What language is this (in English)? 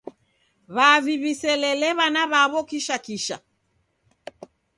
Taita